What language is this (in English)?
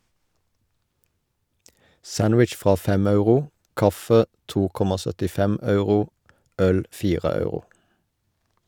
Norwegian